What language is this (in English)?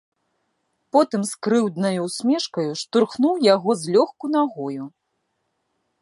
Belarusian